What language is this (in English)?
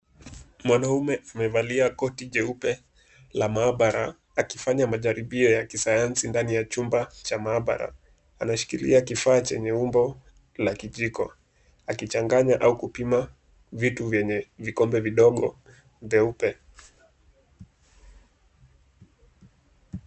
Swahili